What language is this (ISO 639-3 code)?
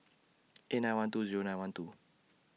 eng